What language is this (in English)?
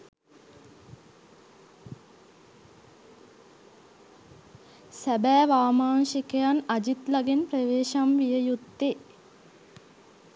Sinhala